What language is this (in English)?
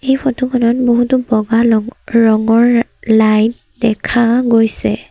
Assamese